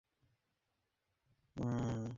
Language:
Bangla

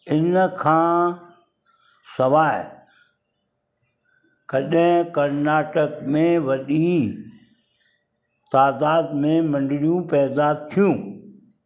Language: Sindhi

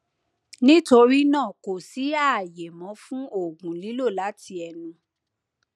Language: Yoruba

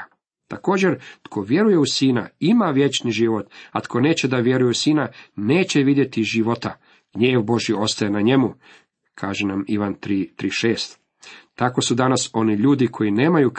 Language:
Croatian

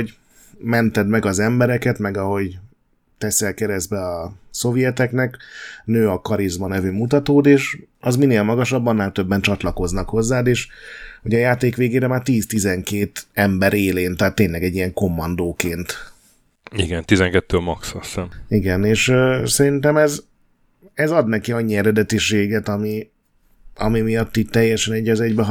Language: Hungarian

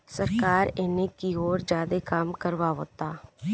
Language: Bhojpuri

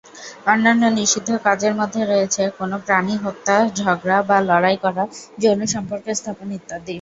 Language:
Bangla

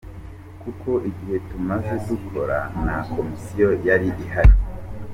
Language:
Kinyarwanda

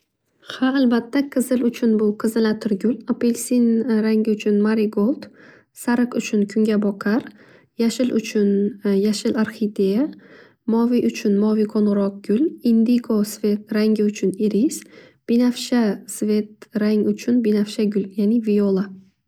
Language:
Uzbek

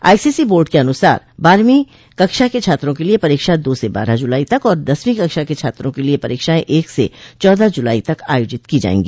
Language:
Hindi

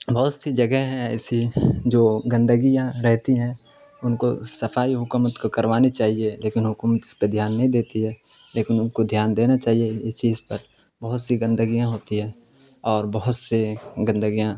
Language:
Urdu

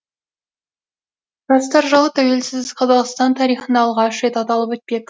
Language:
Kazakh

